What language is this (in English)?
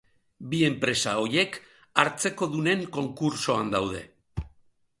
Basque